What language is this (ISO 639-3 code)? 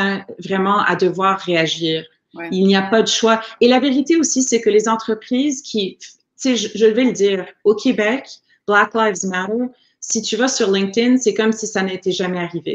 fra